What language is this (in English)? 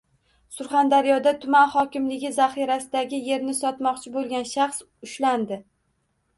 Uzbek